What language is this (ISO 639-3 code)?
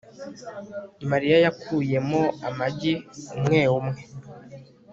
kin